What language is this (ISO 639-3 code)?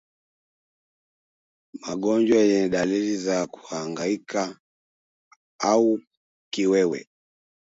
swa